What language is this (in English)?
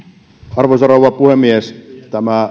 Finnish